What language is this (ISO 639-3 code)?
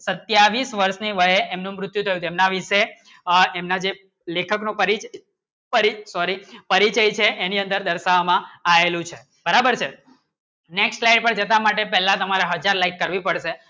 guj